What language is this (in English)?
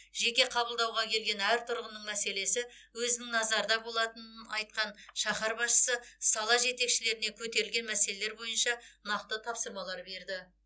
Kazakh